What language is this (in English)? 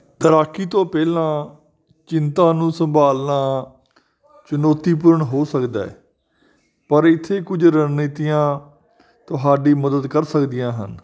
Punjabi